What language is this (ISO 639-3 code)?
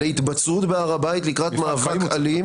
heb